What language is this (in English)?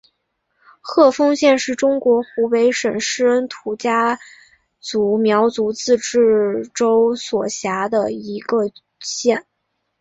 Chinese